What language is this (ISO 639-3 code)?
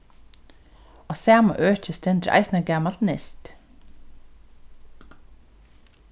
fao